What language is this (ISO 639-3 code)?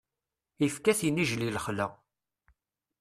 kab